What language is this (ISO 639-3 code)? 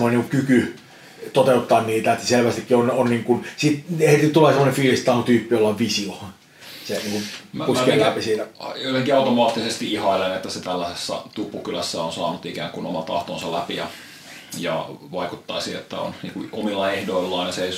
fin